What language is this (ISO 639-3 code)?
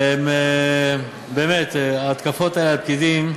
heb